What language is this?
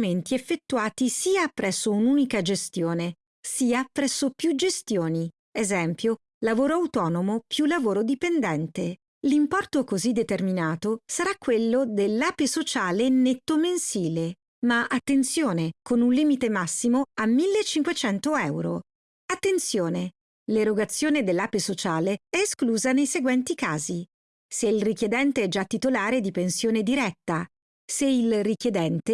Italian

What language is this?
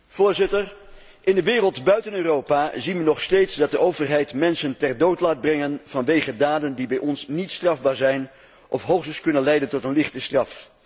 Dutch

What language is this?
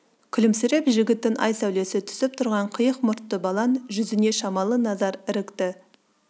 Kazakh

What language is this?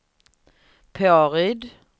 Swedish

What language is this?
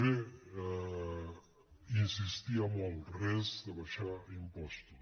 Catalan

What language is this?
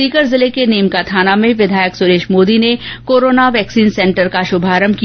Hindi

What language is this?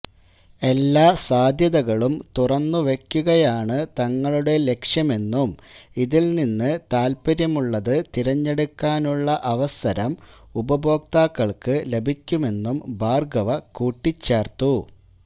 Malayalam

